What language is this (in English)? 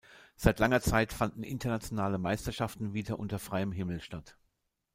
German